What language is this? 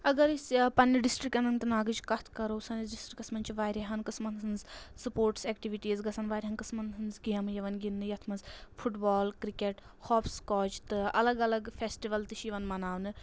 Kashmiri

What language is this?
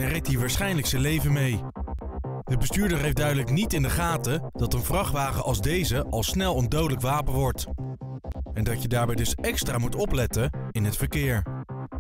Dutch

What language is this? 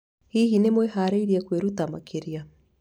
Kikuyu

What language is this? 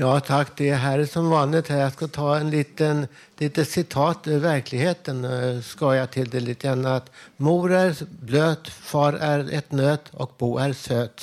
Swedish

